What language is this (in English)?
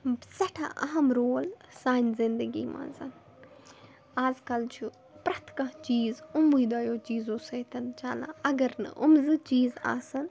Kashmiri